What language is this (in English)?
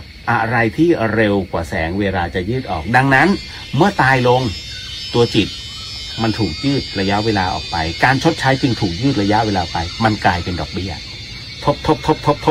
Thai